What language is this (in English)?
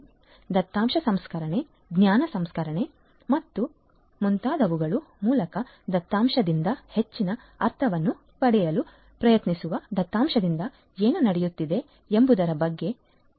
Kannada